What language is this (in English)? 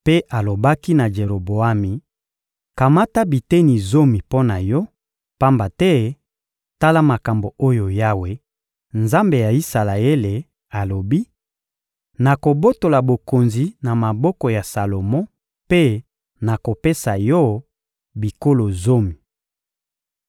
Lingala